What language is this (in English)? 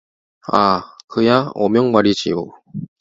Korean